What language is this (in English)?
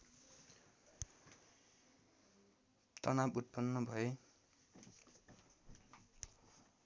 Nepali